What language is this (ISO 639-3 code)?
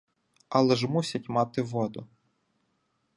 ukr